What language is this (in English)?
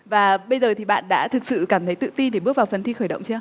Vietnamese